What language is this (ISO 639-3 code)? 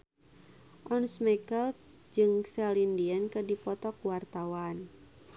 sun